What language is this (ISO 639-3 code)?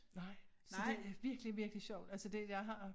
dan